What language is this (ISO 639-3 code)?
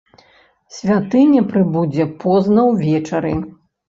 bel